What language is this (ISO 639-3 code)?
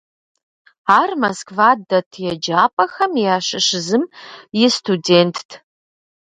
kbd